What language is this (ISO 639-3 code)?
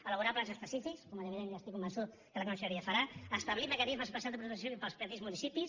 cat